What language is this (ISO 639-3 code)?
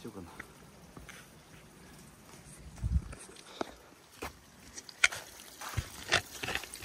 jpn